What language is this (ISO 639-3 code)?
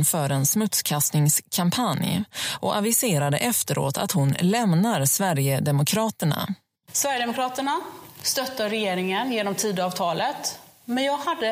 swe